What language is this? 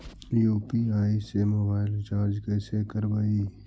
Magahi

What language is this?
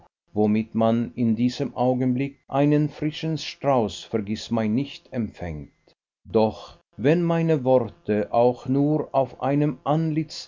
German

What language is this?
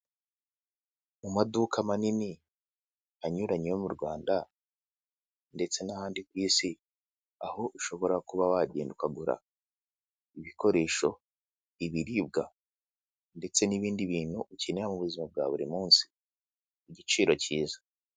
Kinyarwanda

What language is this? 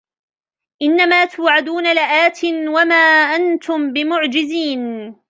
Arabic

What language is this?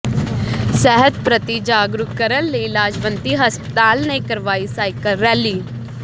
Punjabi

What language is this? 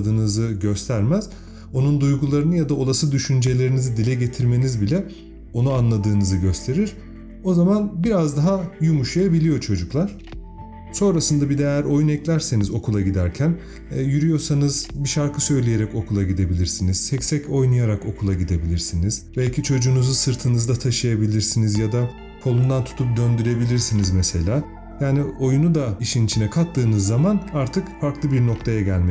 Turkish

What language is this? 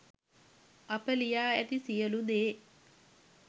Sinhala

